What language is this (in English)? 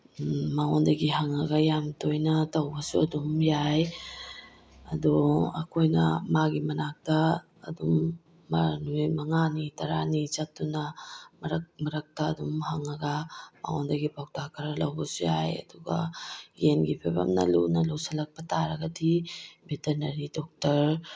Manipuri